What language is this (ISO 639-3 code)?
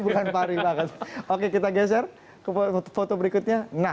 ind